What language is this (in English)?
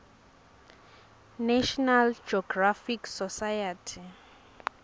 Swati